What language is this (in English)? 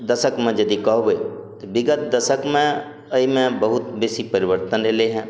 Maithili